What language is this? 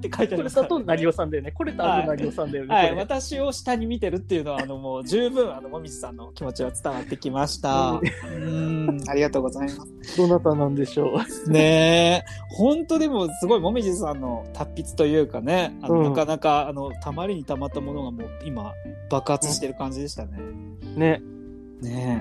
Japanese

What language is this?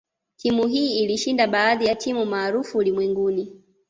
Swahili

